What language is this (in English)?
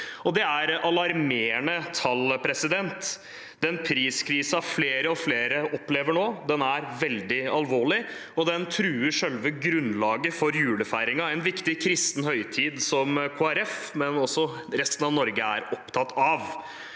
Norwegian